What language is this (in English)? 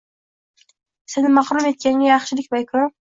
Uzbek